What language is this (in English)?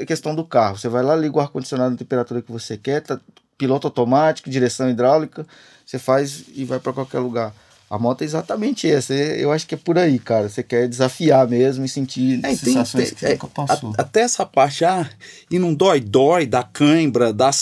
Portuguese